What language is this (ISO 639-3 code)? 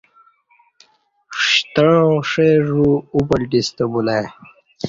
bsh